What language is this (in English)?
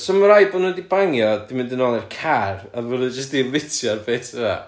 Welsh